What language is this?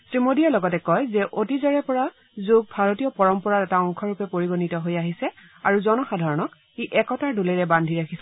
Assamese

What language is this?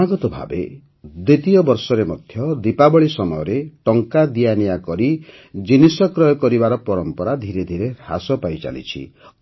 Odia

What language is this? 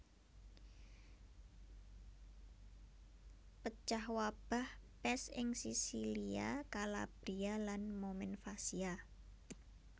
Javanese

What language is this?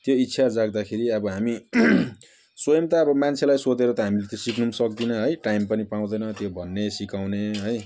Nepali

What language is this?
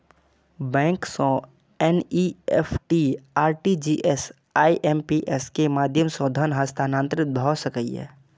Maithili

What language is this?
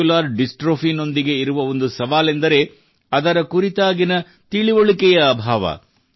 Kannada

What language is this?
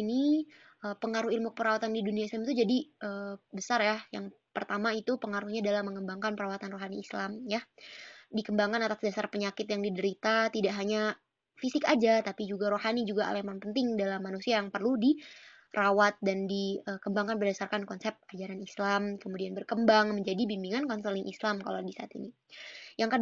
Indonesian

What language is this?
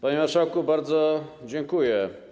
Polish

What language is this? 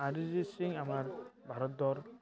Assamese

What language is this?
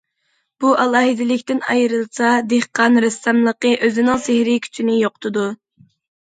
Uyghur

